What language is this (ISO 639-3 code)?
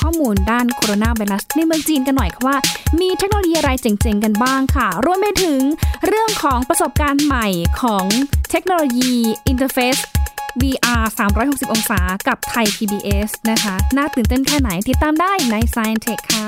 tha